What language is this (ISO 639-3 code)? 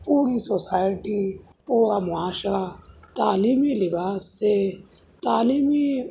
urd